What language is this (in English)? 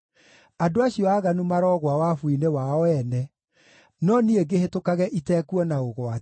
Kikuyu